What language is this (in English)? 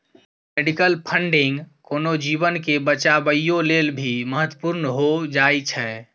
Maithili